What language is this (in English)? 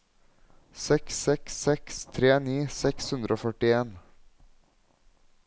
Norwegian